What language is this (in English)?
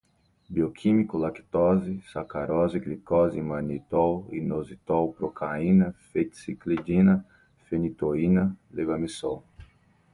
Portuguese